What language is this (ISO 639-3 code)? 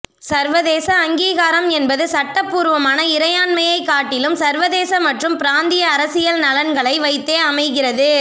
tam